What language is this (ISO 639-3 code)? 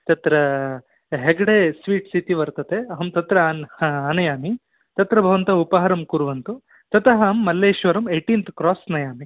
san